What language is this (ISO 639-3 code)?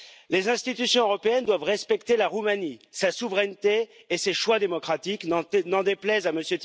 fra